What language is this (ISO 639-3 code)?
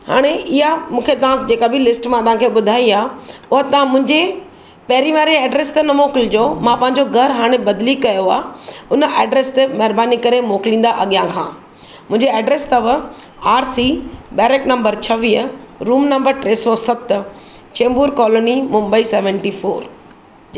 snd